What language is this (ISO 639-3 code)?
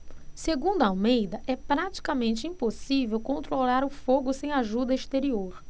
por